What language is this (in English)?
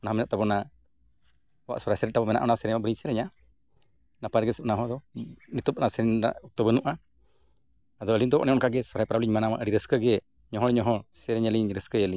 Santali